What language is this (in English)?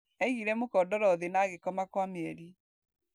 Kikuyu